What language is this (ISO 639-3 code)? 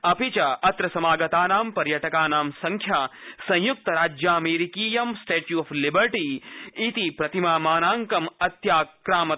san